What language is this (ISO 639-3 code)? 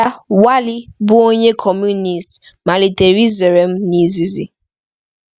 ibo